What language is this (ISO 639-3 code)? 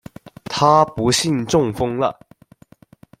zho